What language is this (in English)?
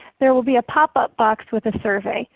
English